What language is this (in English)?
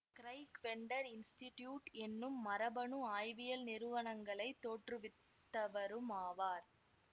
Tamil